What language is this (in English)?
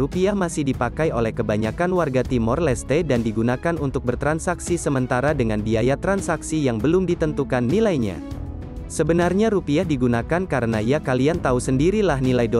Indonesian